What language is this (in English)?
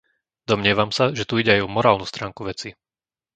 Slovak